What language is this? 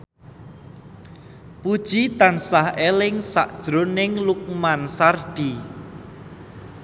Javanese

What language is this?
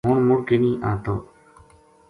Gujari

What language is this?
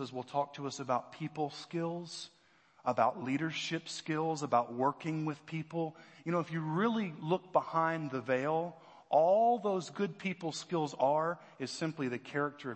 English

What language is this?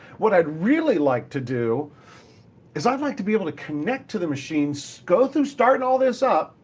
English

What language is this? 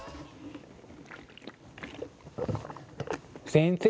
Japanese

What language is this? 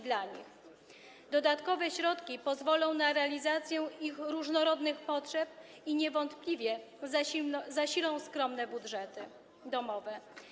Polish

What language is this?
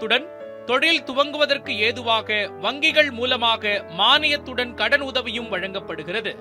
Tamil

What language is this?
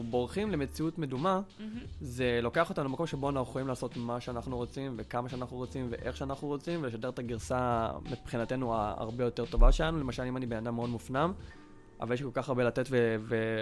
Hebrew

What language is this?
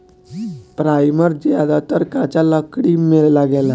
Bhojpuri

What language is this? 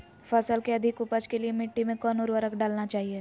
Magahi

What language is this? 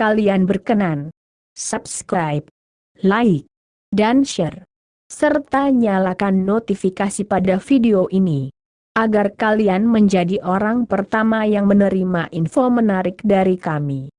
Indonesian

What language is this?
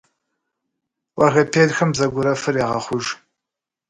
Kabardian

